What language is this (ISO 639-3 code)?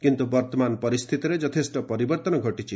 ori